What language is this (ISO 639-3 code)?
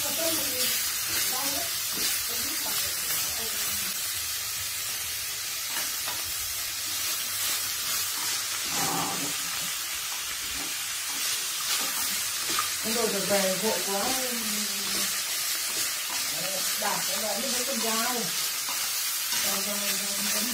vie